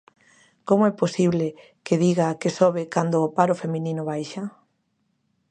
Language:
Galician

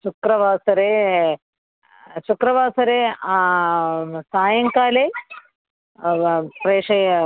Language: Sanskrit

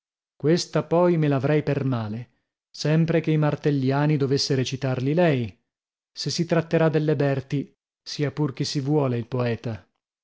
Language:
Italian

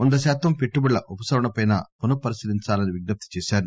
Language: Telugu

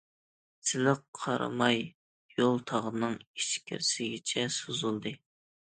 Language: Uyghur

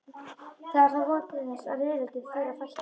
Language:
Icelandic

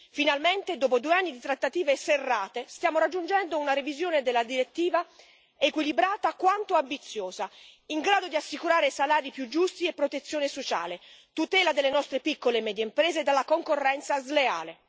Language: Italian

